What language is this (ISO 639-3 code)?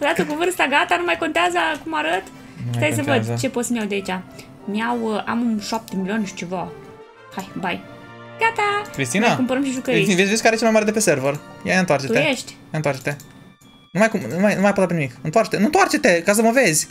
ron